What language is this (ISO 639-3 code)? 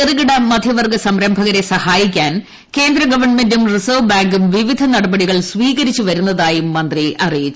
mal